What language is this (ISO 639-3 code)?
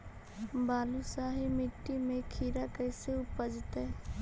mag